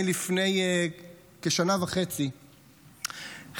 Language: Hebrew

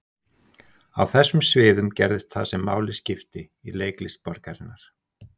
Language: Icelandic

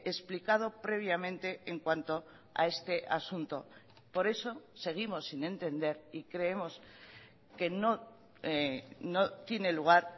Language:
Spanish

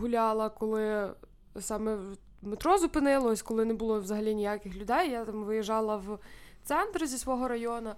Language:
Ukrainian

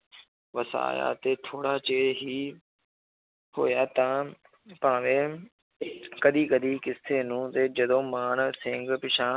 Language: Punjabi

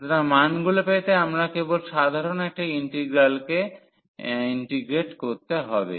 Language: Bangla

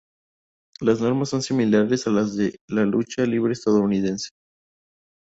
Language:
Spanish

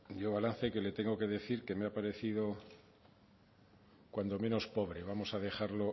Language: Spanish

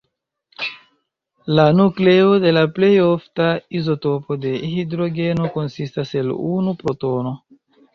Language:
Esperanto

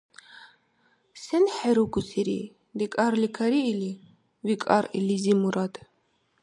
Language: Dargwa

